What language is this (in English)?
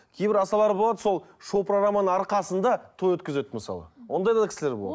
Kazakh